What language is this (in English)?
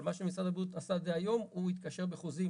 Hebrew